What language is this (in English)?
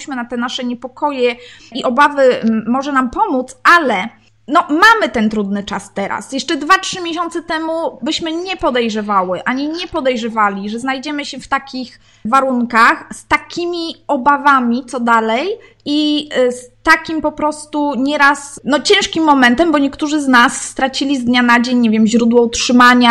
Polish